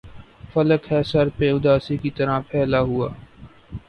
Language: Urdu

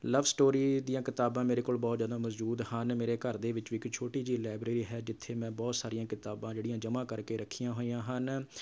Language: Punjabi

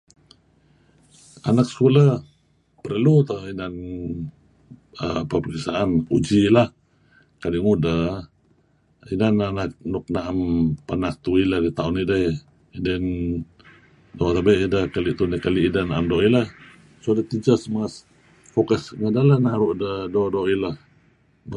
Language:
Kelabit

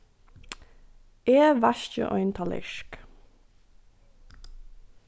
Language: Faroese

